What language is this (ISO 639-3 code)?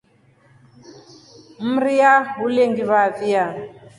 rof